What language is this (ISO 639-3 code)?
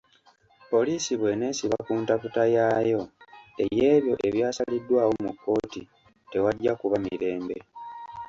lug